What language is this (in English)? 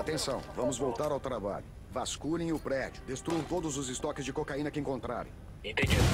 Portuguese